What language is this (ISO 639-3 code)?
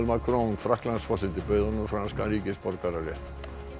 isl